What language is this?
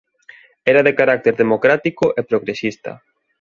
Galician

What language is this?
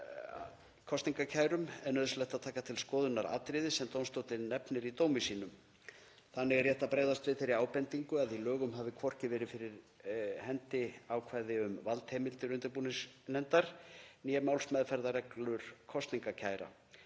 Icelandic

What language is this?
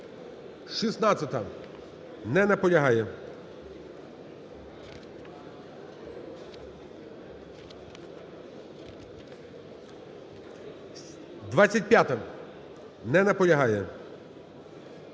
Ukrainian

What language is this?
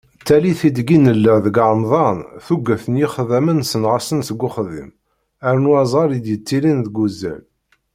Kabyle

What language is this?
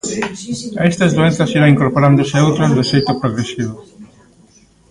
Galician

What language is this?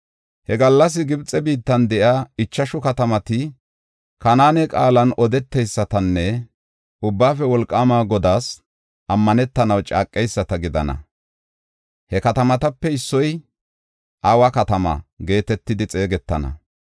Gofa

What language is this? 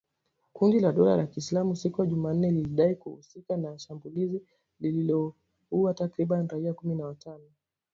Swahili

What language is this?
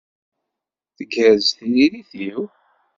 Kabyle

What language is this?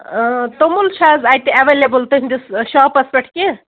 Kashmiri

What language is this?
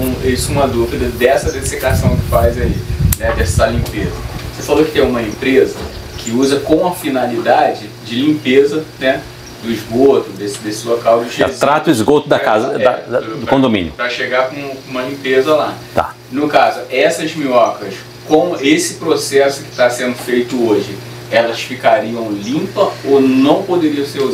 Portuguese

